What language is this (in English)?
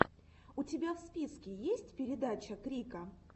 Russian